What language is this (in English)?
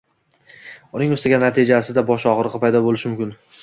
Uzbek